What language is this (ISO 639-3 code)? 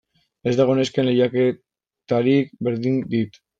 eus